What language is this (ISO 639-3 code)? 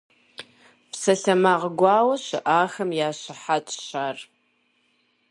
kbd